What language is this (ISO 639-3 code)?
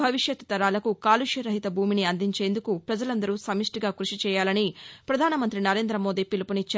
tel